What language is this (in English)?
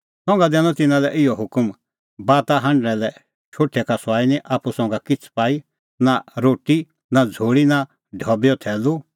Kullu Pahari